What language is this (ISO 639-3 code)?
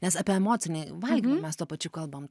lit